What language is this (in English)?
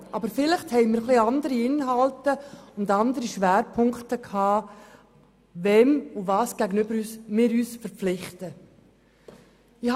Swiss German